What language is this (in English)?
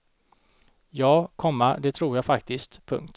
Swedish